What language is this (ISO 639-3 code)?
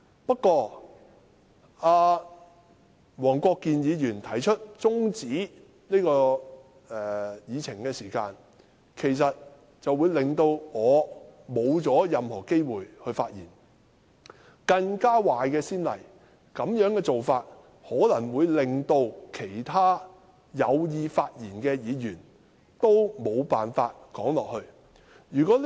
yue